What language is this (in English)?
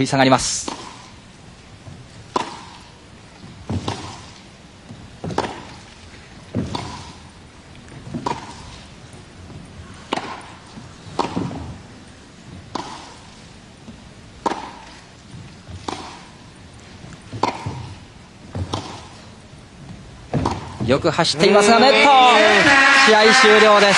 Japanese